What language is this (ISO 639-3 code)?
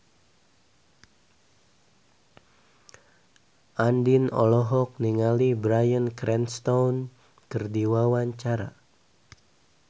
sun